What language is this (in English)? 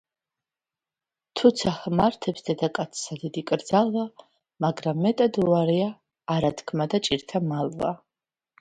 Georgian